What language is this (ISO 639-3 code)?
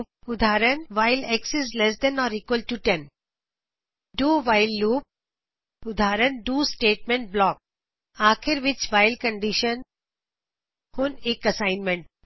pan